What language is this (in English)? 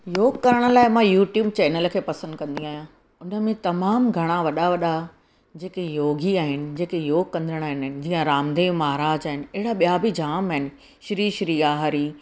Sindhi